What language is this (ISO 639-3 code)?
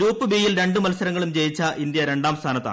mal